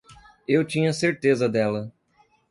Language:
Portuguese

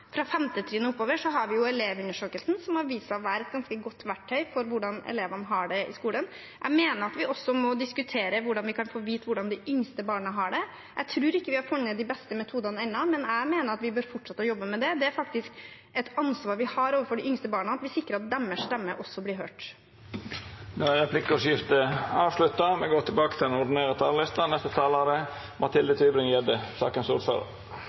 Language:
Norwegian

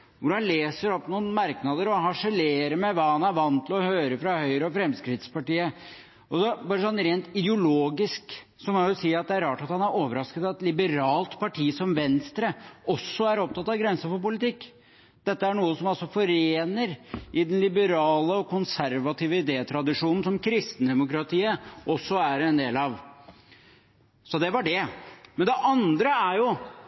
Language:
Norwegian Bokmål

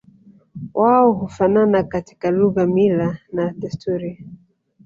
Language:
Swahili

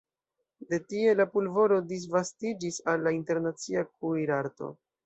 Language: Esperanto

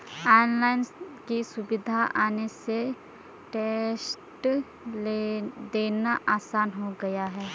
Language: Hindi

